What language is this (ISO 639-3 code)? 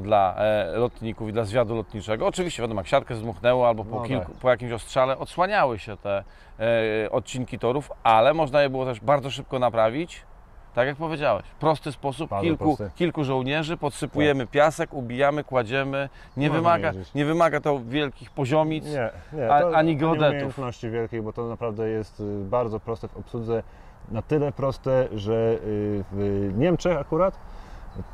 pol